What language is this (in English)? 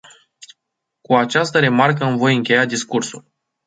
Romanian